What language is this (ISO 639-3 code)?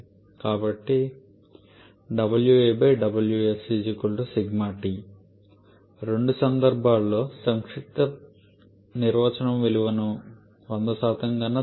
tel